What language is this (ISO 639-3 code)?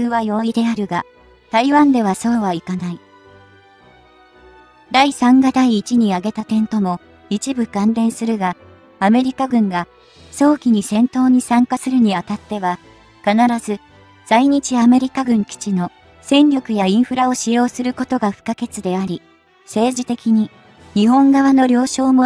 jpn